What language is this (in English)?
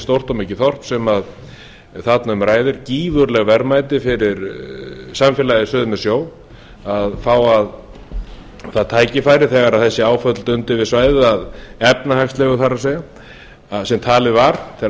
Icelandic